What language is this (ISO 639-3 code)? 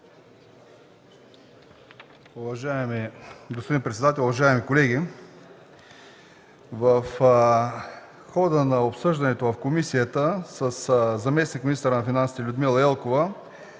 bul